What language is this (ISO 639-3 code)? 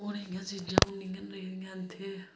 doi